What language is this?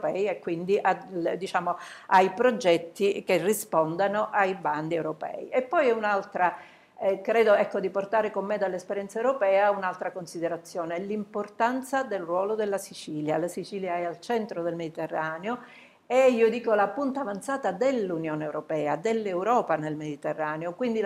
Italian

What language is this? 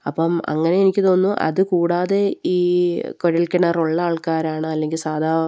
Malayalam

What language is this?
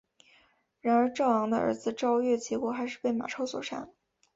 Chinese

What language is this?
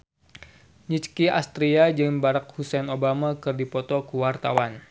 Sundanese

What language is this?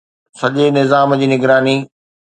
Sindhi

